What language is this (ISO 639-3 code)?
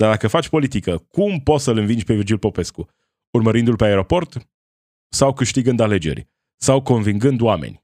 ron